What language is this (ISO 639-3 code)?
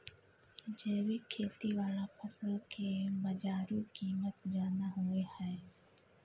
mai